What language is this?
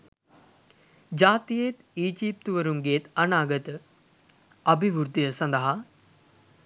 Sinhala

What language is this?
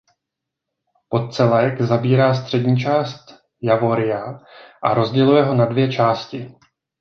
Czech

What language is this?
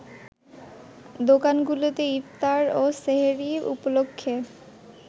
Bangla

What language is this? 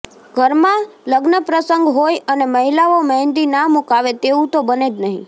Gujarati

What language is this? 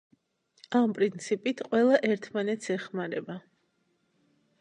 Georgian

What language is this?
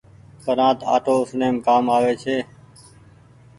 Goaria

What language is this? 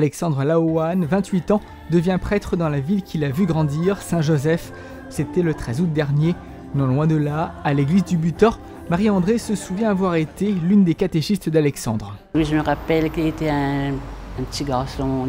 French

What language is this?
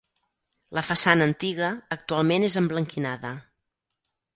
Catalan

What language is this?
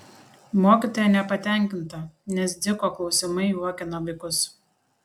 Lithuanian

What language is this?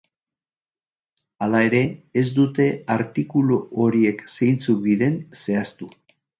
Basque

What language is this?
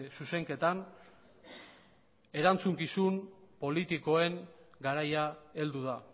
Basque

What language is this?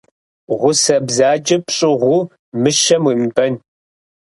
Kabardian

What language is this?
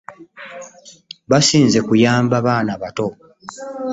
Ganda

